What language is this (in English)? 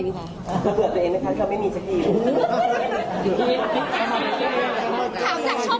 Thai